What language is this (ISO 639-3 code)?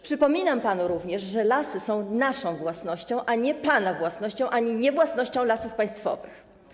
pol